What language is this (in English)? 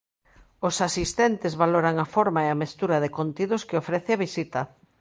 Galician